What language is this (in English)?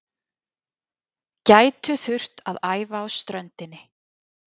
Icelandic